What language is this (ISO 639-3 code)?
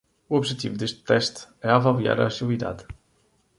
por